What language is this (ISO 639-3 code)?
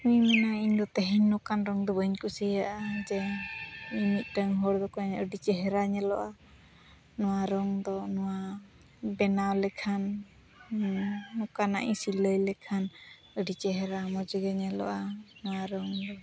sat